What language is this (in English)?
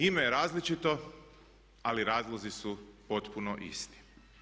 Croatian